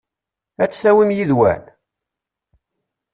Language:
Kabyle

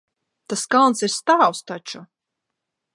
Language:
Latvian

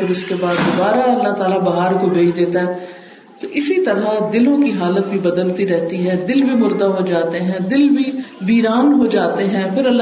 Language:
Urdu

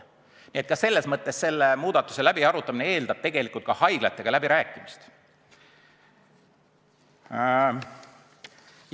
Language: Estonian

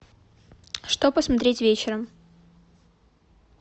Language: Russian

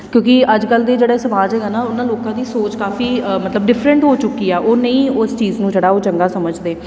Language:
Punjabi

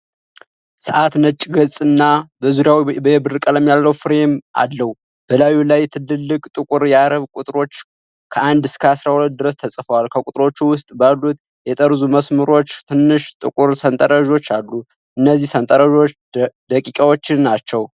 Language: Amharic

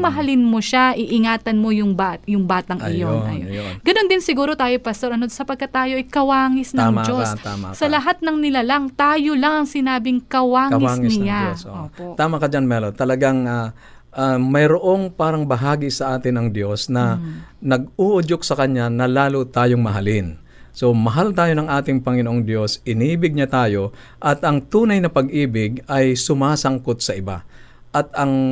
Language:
Filipino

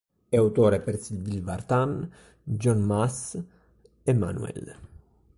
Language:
Italian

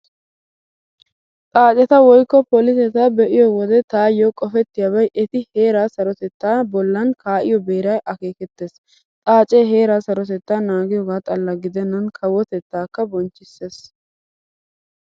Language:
Wolaytta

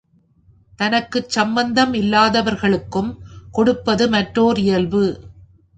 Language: Tamil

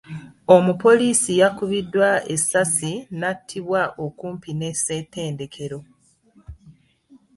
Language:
Ganda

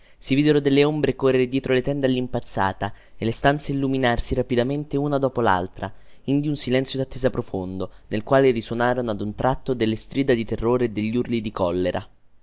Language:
Italian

